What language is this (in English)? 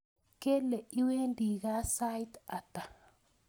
Kalenjin